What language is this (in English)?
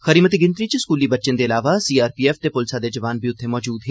Dogri